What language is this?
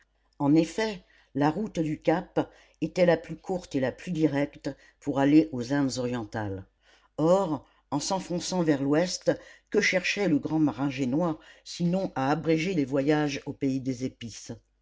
French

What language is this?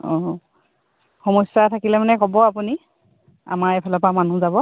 Assamese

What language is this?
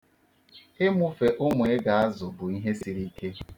Igbo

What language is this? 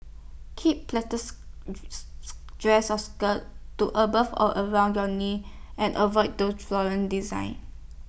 English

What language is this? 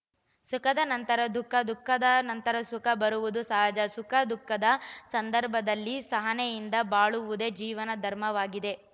Kannada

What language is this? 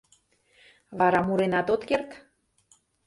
Mari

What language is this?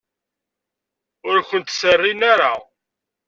Kabyle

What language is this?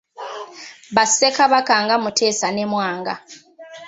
Ganda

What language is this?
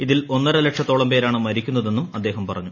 Malayalam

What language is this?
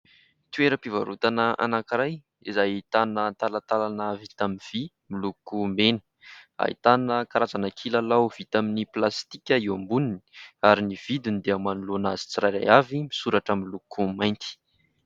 Malagasy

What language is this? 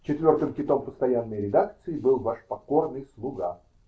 Russian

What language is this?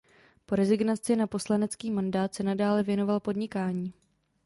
Czech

